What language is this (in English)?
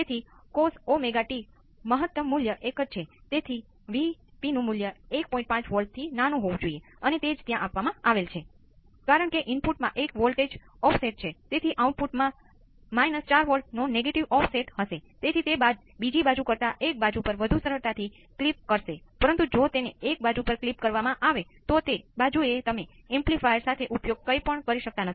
Gujarati